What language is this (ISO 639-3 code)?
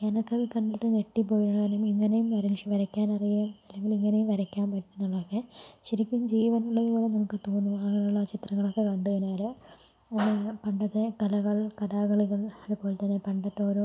mal